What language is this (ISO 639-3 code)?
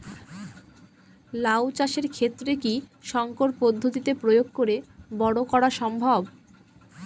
ben